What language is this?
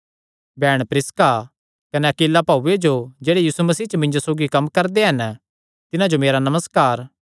Kangri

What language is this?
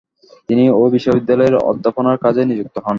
Bangla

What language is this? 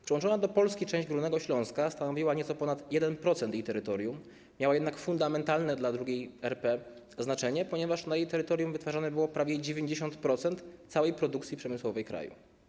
Polish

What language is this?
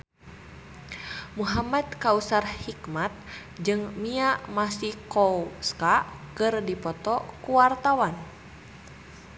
Sundanese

